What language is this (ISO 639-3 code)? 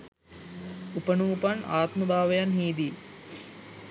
sin